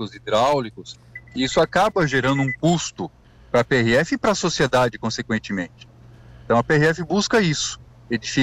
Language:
Portuguese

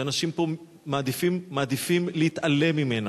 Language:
Hebrew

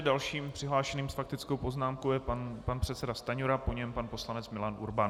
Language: Czech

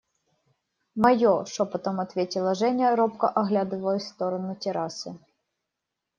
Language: Russian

